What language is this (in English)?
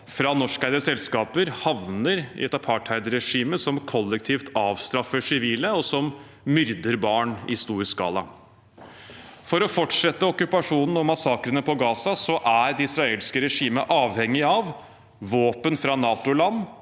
Norwegian